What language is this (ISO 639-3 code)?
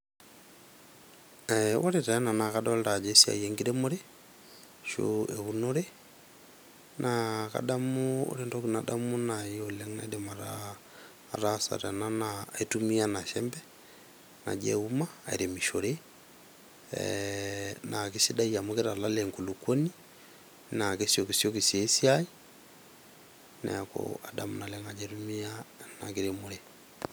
mas